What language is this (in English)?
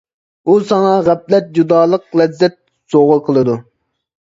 Uyghur